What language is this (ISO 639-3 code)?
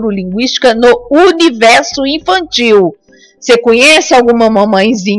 por